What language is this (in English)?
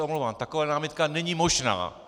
Czech